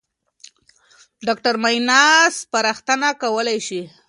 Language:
Pashto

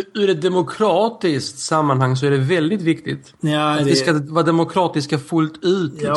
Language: Swedish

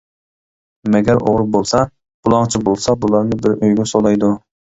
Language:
Uyghur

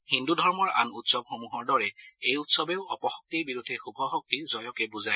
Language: Assamese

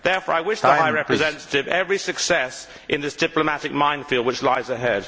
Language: English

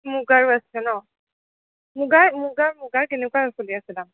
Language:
Assamese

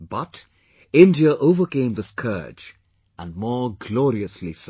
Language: English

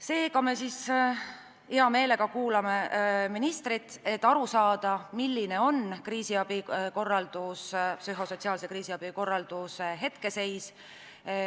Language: Estonian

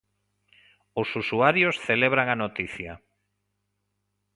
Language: Galician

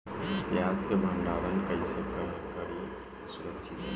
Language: Bhojpuri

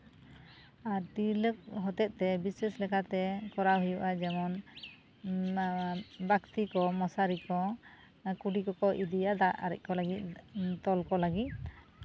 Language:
Santali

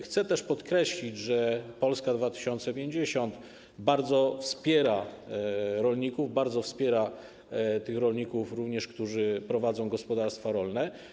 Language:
Polish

